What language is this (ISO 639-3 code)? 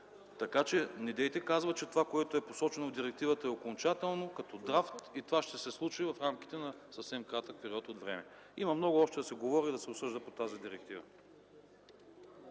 bul